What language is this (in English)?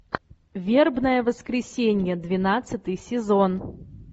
Russian